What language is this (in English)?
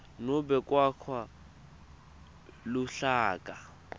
Swati